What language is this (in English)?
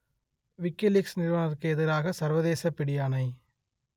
Tamil